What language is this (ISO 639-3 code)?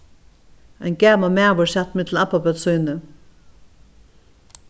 fao